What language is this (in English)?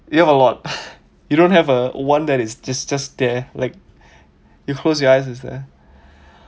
English